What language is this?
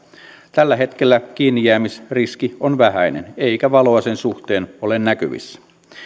Finnish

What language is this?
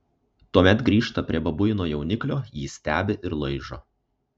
Lithuanian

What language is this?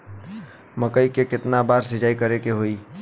Bhojpuri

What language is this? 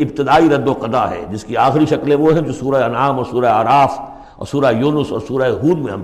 Urdu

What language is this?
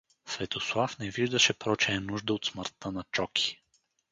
Bulgarian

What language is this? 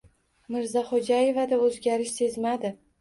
Uzbek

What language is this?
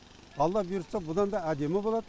Kazakh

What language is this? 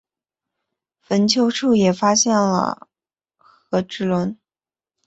Chinese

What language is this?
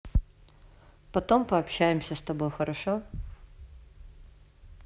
Russian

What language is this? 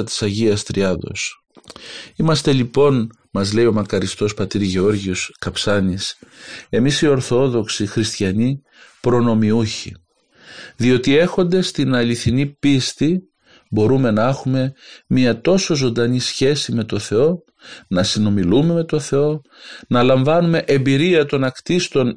Greek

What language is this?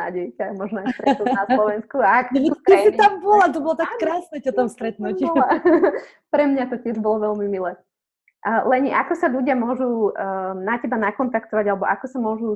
Slovak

